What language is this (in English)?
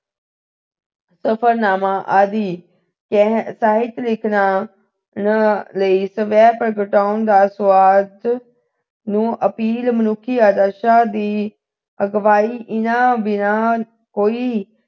Punjabi